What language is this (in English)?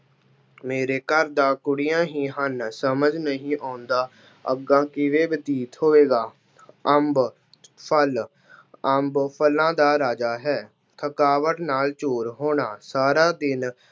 Punjabi